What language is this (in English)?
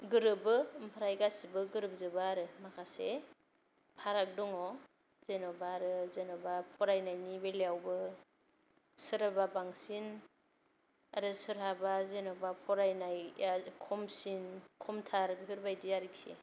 Bodo